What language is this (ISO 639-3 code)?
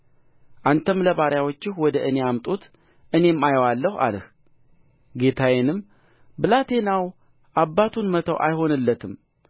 amh